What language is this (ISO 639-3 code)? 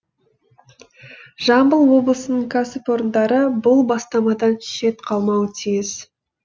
kaz